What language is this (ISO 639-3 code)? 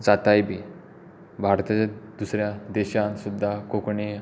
kok